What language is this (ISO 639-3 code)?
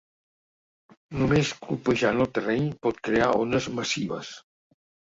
cat